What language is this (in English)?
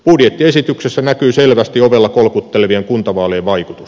Finnish